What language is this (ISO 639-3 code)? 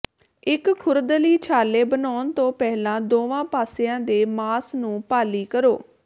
pan